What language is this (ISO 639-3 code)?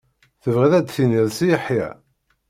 kab